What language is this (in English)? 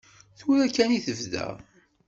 Kabyle